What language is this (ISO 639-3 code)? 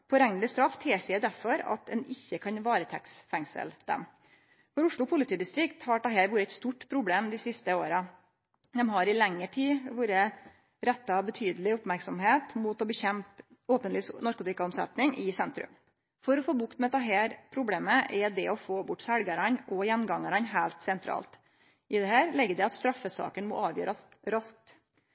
nno